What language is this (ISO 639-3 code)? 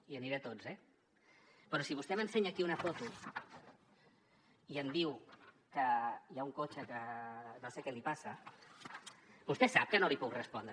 cat